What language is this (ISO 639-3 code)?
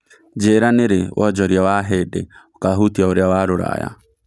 kik